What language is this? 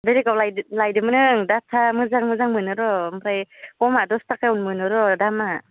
Bodo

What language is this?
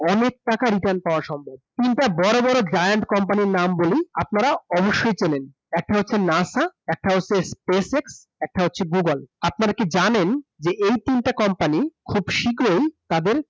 Bangla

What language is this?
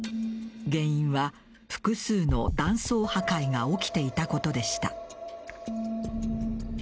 Japanese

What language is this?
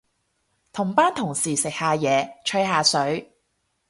Cantonese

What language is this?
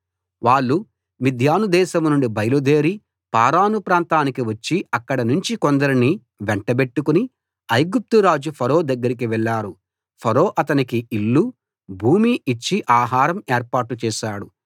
Telugu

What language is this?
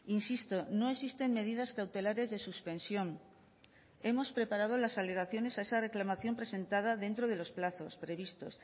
Spanish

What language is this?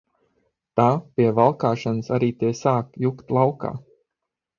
Latvian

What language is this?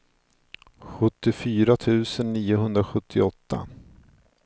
Swedish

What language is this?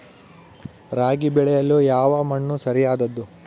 Kannada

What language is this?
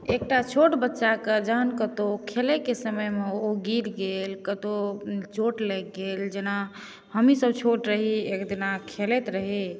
Maithili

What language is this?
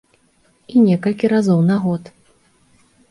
Belarusian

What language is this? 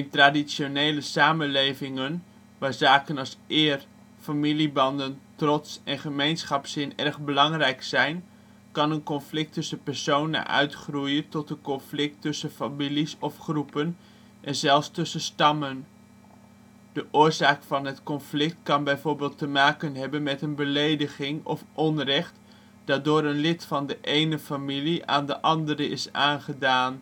Dutch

